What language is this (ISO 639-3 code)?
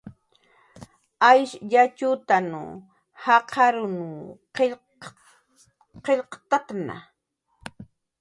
jqr